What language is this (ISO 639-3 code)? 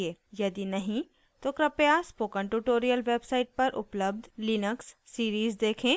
hin